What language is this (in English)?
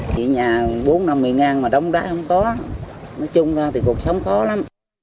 Vietnamese